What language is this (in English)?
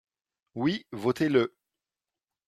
French